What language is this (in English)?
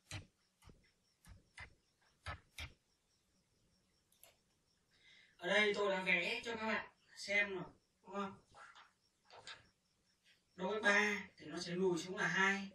Vietnamese